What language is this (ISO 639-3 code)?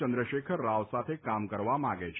guj